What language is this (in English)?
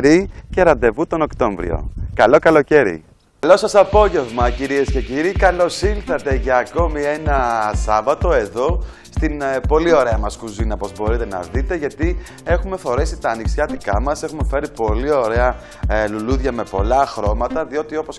Greek